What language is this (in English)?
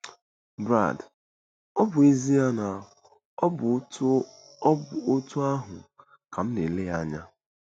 Igbo